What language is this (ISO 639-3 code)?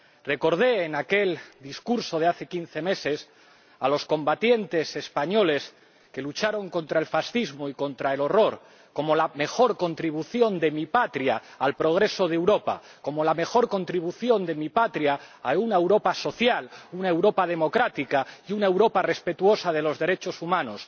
spa